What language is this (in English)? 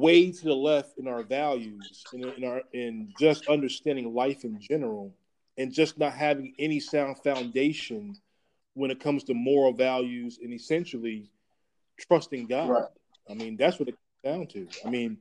English